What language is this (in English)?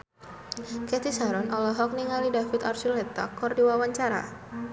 Sundanese